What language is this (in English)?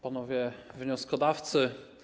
Polish